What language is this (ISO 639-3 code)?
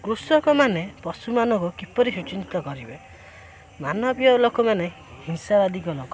ori